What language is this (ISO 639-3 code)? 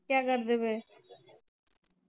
pan